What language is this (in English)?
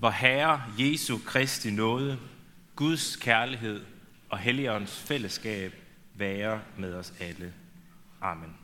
Danish